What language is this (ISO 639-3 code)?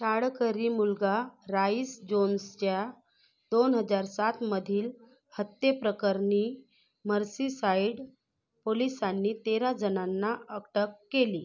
mar